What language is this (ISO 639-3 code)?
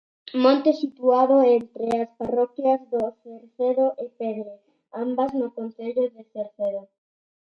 glg